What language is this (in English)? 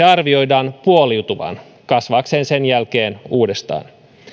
Finnish